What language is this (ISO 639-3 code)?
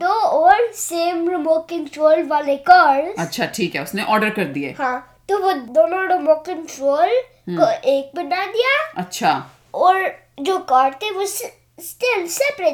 hin